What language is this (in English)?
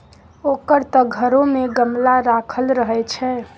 Maithili